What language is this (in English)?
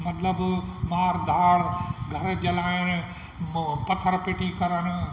Sindhi